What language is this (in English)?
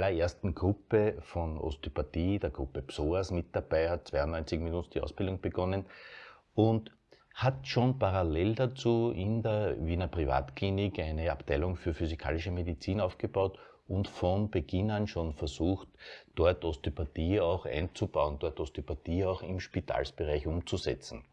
German